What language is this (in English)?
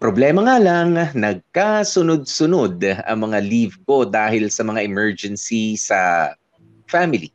Filipino